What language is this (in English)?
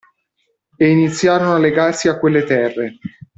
Italian